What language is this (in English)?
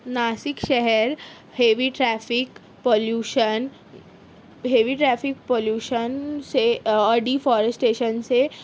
Urdu